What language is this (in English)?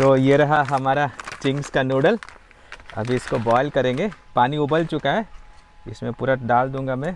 Hindi